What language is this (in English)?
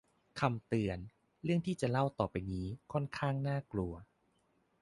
Thai